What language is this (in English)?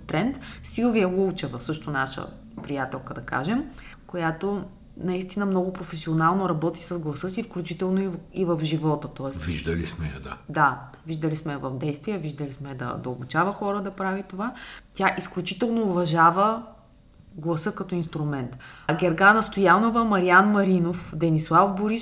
Bulgarian